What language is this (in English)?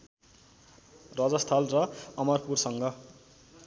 Nepali